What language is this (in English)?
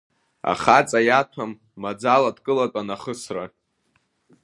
Abkhazian